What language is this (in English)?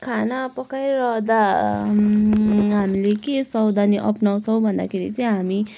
Nepali